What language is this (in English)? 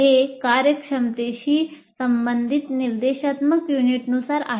Marathi